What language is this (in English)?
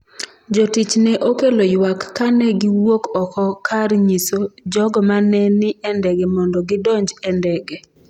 Luo (Kenya and Tanzania)